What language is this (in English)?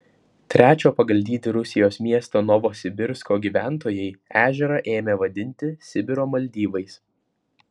Lithuanian